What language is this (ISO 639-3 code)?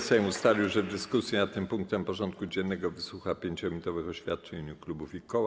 pol